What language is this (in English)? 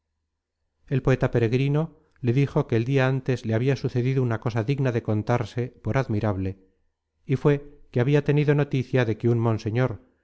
Spanish